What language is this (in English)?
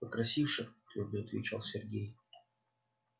Russian